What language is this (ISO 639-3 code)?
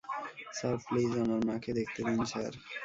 ben